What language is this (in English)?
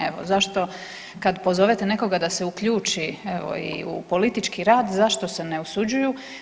Croatian